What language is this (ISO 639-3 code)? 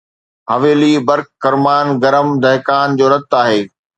snd